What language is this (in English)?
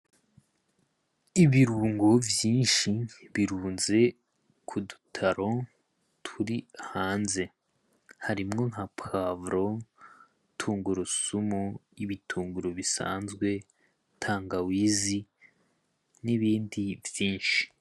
Rundi